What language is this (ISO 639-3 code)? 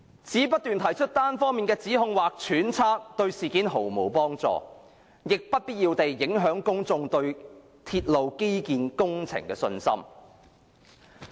yue